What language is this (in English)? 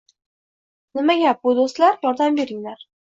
Uzbek